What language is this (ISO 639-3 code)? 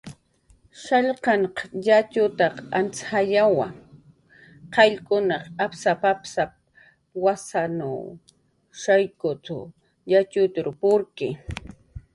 jqr